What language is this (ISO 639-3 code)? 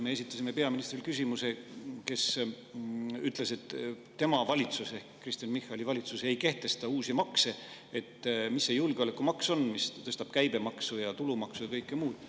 est